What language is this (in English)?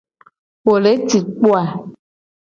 Gen